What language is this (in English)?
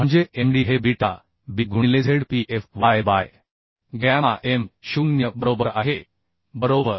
Marathi